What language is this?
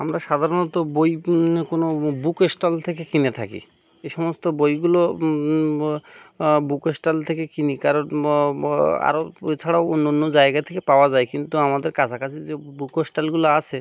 Bangla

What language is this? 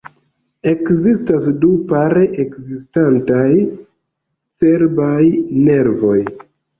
Esperanto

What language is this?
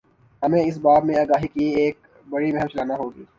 Urdu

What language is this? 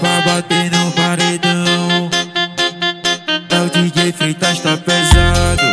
Romanian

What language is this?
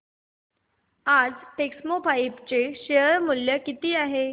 Marathi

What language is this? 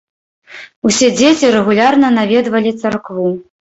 Belarusian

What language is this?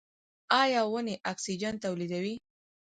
Pashto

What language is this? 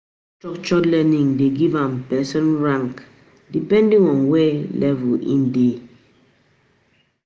Nigerian Pidgin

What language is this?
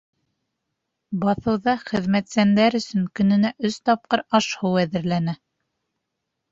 Bashkir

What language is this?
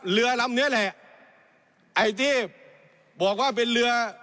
Thai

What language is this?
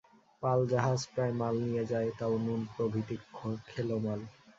Bangla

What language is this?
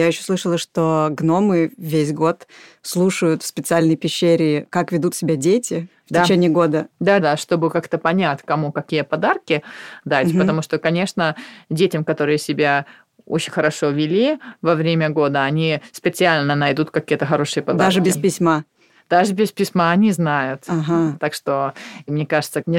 Russian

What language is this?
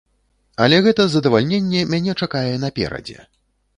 Belarusian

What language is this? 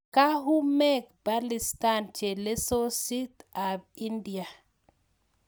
Kalenjin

